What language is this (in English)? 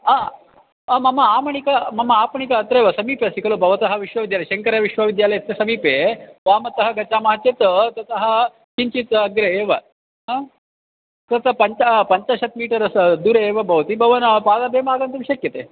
Sanskrit